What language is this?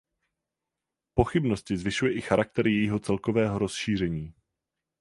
Czech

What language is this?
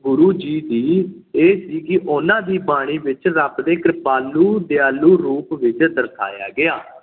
Punjabi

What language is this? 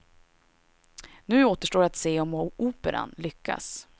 Swedish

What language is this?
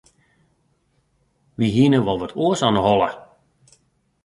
Western Frisian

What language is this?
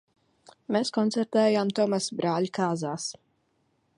Latvian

